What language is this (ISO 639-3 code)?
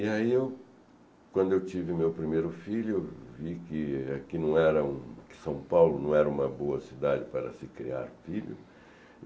por